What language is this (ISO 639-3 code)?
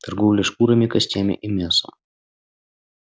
rus